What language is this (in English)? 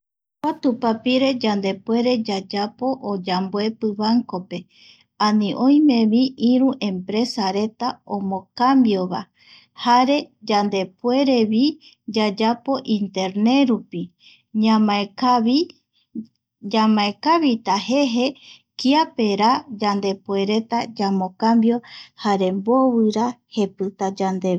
Eastern Bolivian Guaraní